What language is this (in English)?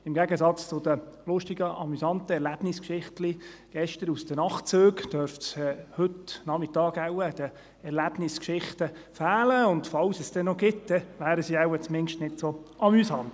Swiss German